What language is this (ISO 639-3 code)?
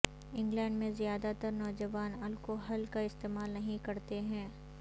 urd